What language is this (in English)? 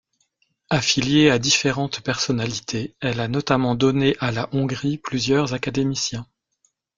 French